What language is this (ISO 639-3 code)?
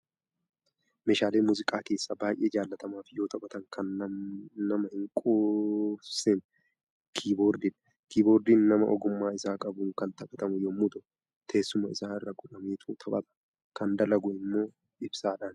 orm